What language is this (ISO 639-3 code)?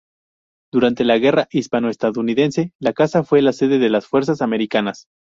spa